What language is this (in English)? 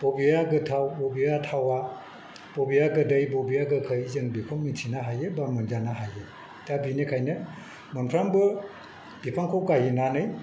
Bodo